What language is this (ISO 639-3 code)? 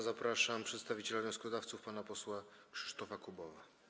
pol